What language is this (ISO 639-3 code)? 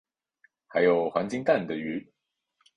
zho